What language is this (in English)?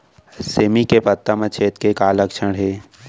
Chhattisgarhi